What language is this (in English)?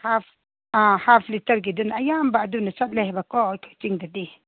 Manipuri